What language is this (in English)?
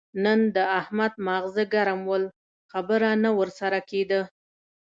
Pashto